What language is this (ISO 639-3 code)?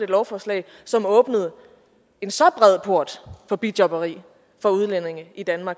dan